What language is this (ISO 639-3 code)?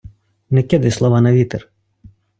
ukr